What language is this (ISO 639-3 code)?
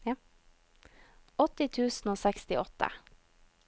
nor